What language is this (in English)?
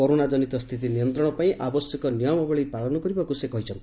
Odia